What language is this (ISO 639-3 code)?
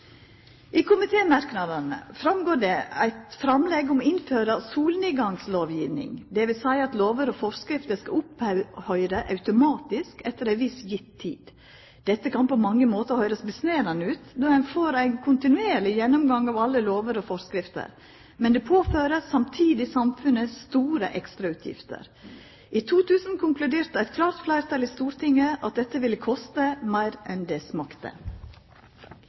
nno